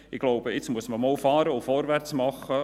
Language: Swiss German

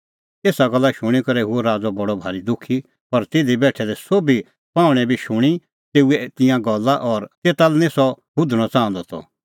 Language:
Kullu Pahari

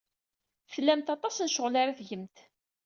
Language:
Kabyle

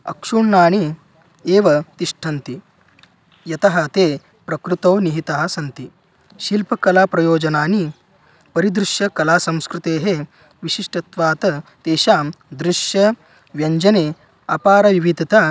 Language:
Sanskrit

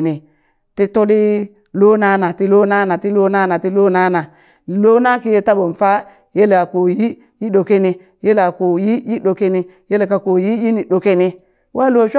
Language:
Burak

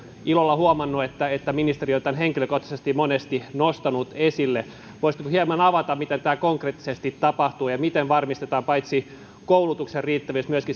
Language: Finnish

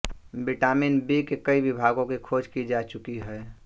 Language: Hindi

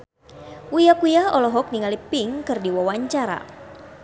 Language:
Sundanese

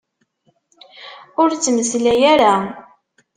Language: Kabyle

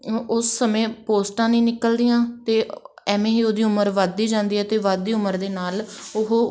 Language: Punjabi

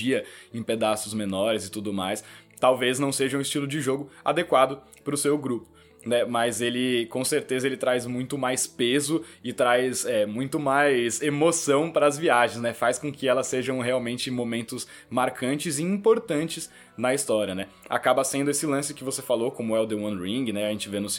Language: Portuguese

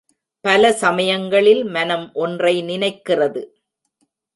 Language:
Tamil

